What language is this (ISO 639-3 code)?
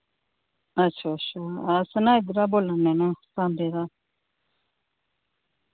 doi